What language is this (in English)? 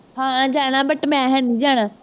Punjabi